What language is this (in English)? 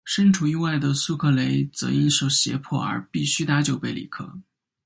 Chinese